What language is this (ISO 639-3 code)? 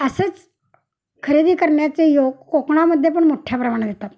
mar